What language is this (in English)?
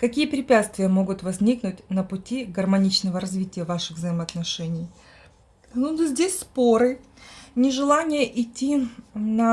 Russian